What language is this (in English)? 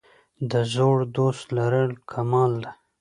Pashto